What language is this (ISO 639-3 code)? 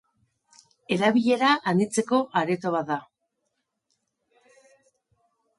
eus